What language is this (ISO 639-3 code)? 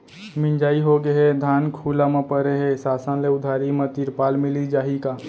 hne